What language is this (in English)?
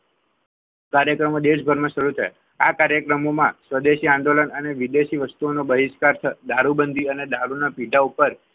Gujarati